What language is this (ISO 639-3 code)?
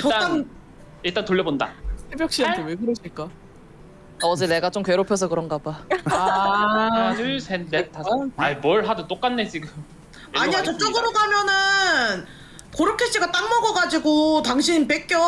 kor